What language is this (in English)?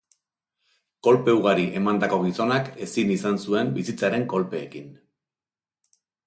Basque